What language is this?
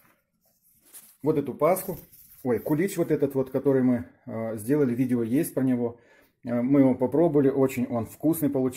Russian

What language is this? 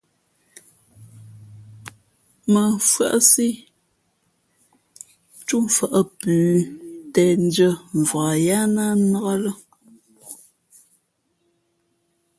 Fe'fe'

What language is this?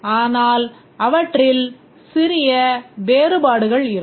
Tamil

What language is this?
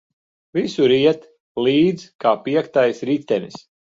Latvian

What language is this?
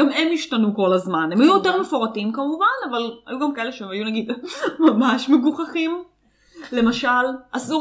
Hebrew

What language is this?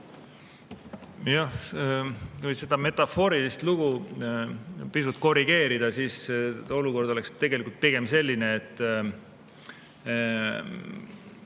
Estonian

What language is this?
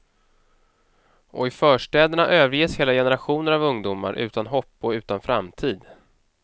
Swedish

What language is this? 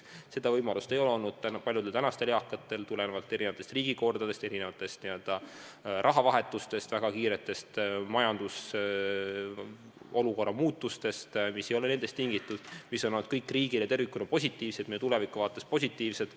Estonian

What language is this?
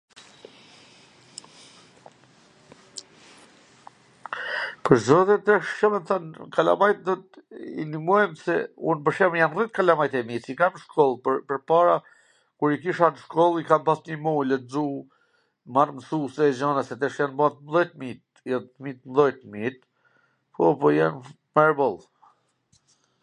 Gheg Albanian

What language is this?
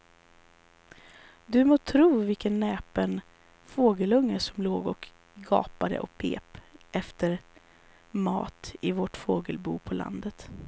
Swedish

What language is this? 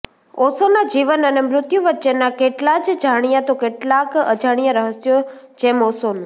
Gujarati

